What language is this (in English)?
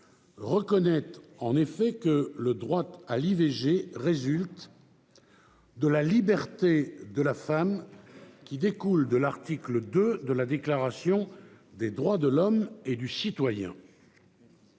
French